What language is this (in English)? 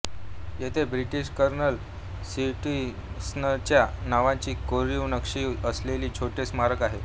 Marathi